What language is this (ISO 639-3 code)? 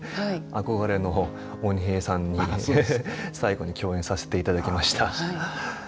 jpn